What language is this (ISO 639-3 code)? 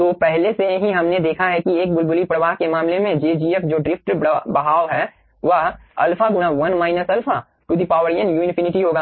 hin